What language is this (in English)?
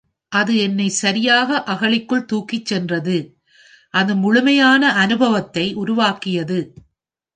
Tamil